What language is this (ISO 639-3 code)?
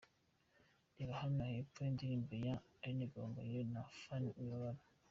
kin